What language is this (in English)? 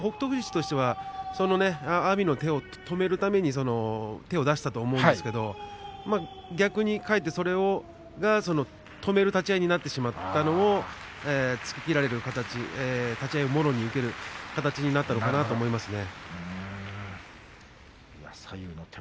Japanese